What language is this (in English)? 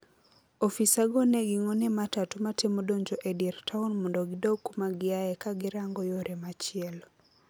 Luo (Kenya and Tanzania)